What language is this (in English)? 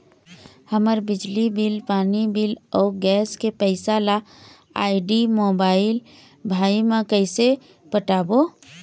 Chhattisgarhi